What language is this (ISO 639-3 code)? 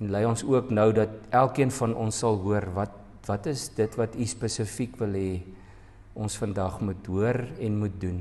nld